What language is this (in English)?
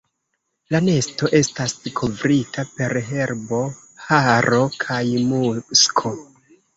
Esperanto